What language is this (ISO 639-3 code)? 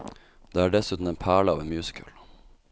nor